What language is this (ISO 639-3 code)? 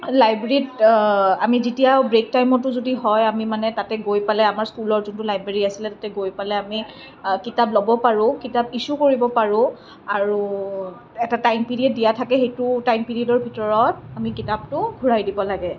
asm